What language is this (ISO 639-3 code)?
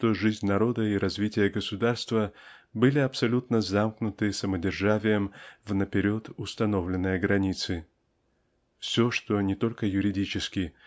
rus